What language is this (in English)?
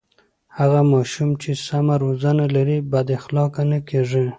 Pashto